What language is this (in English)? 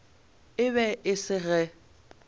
Northern Sotho